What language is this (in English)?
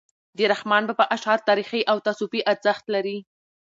Pashto